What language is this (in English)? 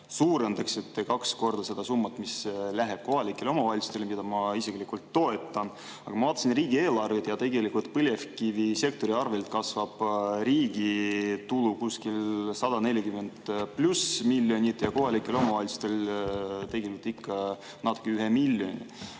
Estonian